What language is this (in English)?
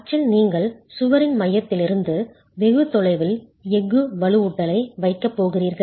Tamil